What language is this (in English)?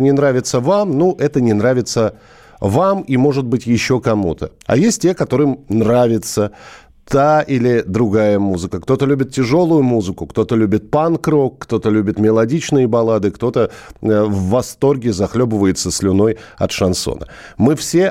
Russian